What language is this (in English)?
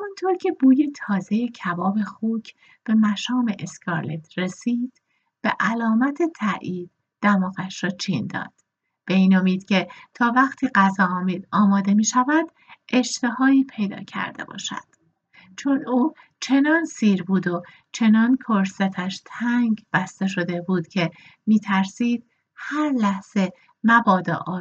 Persian